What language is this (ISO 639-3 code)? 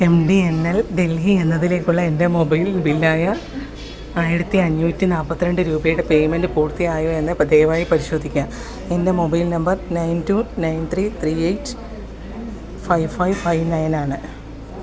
mal